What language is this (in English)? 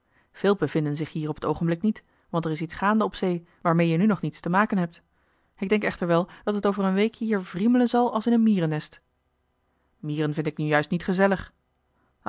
Dutch